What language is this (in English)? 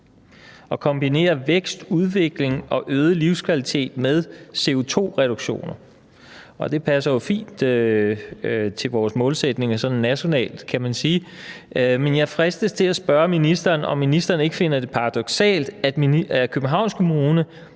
Danish